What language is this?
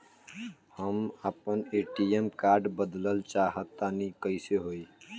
Bhojpuri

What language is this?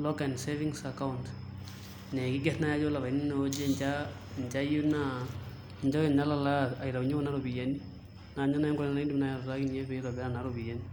Masai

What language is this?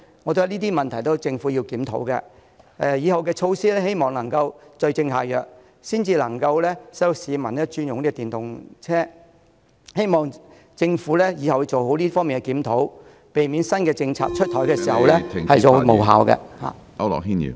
Cantonese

